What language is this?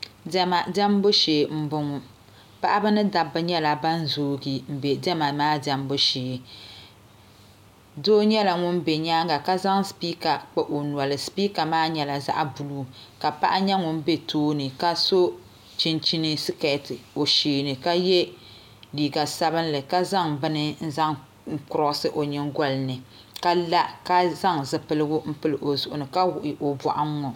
Dagbani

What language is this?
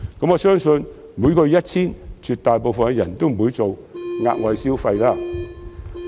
Cantonese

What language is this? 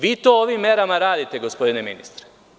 Serbian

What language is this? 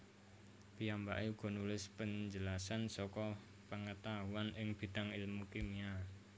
Javanese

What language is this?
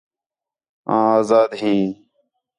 Khetrani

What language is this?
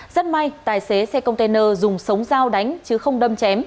Vietnamese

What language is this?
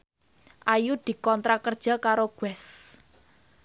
Javanese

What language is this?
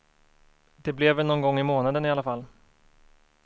Swedish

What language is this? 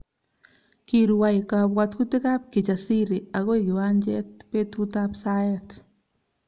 Kalenjin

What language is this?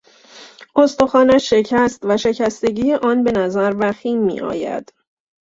Persian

